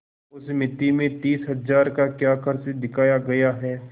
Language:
Hindi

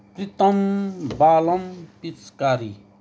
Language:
Nepali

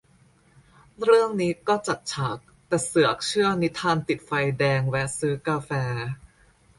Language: Thai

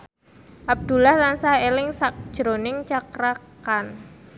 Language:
Javanese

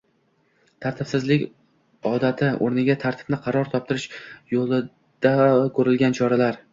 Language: Uzbek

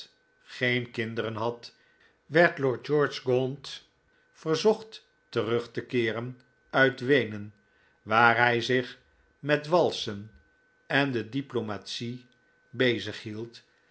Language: Dutch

